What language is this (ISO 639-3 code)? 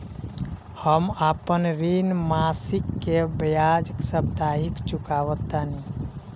bho